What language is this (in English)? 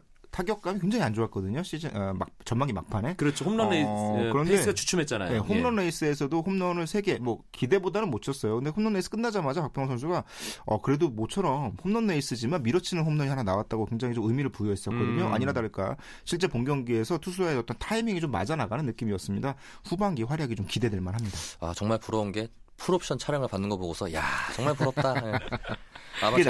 Korean